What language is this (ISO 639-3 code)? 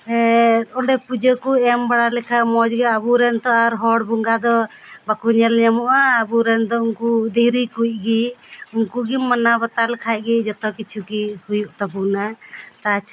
sat